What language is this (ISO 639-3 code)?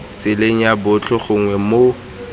tsn